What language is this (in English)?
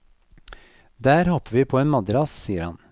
Norwegian